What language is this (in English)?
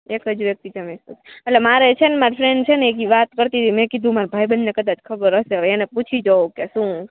Gujarati